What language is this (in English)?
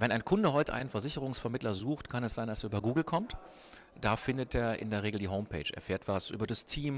German